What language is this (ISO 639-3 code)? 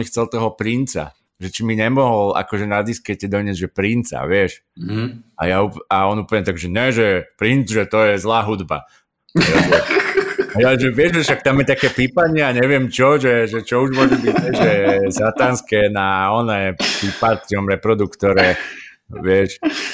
slk